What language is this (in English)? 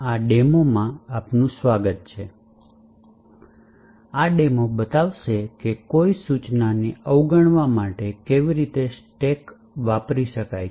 Gujarati